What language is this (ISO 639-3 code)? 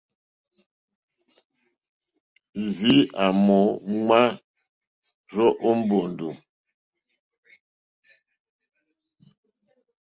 bri